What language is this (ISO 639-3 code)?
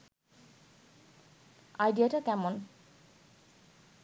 ben